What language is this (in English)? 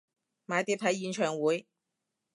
Cantonese